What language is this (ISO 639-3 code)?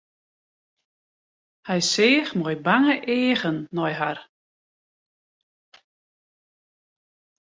fry